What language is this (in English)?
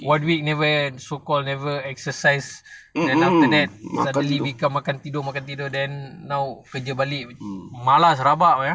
English